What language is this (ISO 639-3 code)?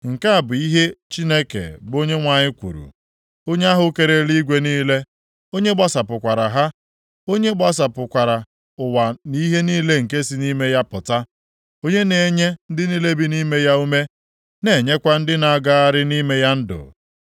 ibo